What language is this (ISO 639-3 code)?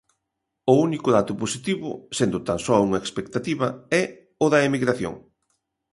glg